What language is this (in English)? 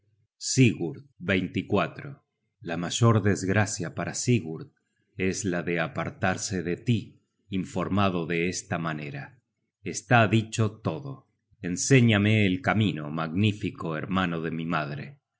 Spanish